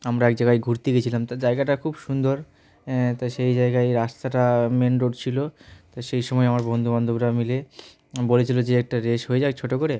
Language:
Bangla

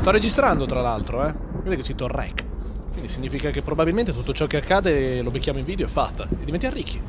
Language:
Italian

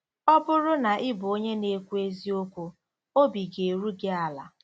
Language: Igbo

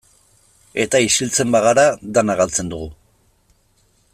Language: Basque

